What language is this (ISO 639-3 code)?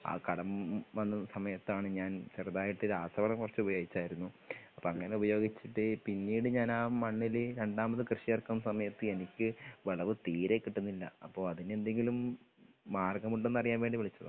mal